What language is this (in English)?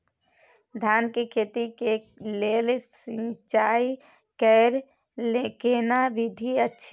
Maithili